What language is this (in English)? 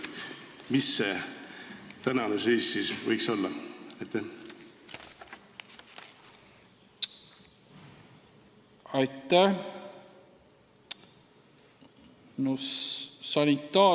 Estonian